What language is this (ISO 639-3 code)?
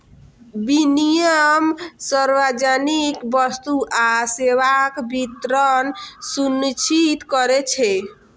mai